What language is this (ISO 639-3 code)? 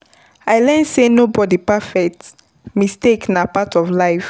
pcm